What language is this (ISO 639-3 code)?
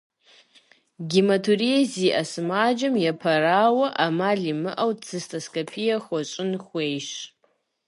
kbd